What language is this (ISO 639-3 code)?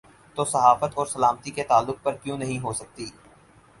urd